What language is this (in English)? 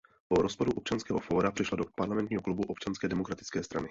Czech